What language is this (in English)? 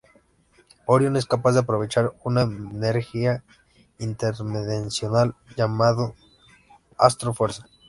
Spanish